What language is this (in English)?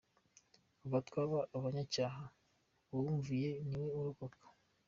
Kinyarwanda